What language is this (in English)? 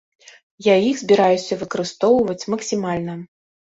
Belarusian